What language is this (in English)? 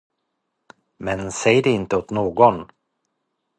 Swedish